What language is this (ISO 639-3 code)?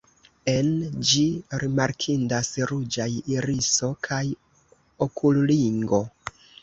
epo